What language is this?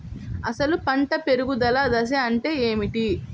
Telugu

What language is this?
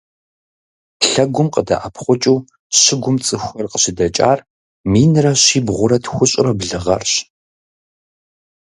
Kabardian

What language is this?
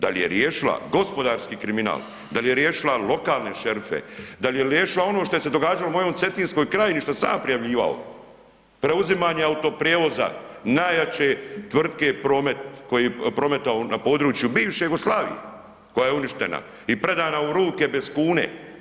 Croatian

